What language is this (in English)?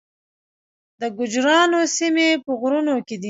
Pashto